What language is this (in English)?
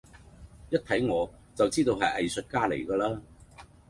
Cantonese